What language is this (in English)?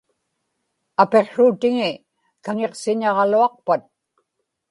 Inupiaq